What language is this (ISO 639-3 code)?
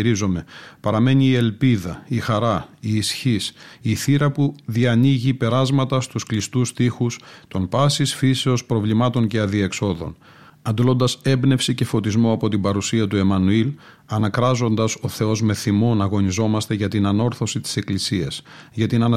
ell